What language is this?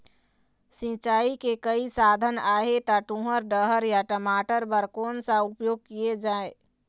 Chhattisgarhi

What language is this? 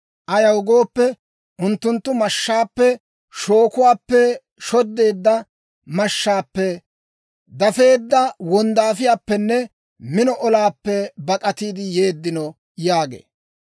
Dawro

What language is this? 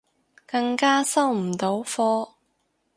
Cantonese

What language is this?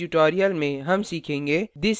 Hindi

